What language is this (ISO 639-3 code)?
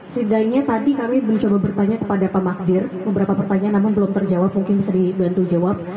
ind